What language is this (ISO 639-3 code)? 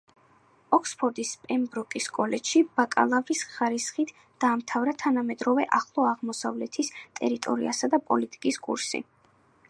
kat